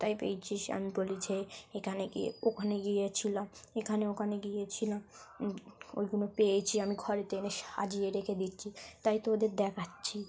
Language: Bangla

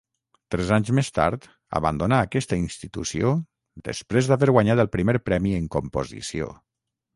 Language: Catalan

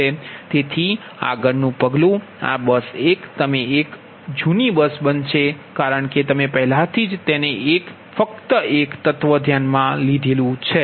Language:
Gujarati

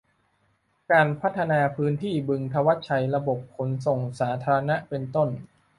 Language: Thai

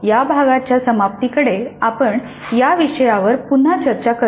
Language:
Marathi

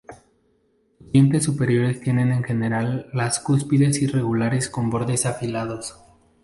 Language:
Spanish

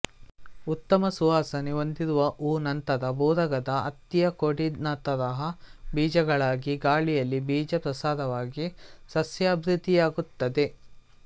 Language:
Kannada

